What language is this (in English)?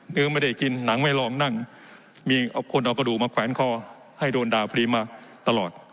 Thai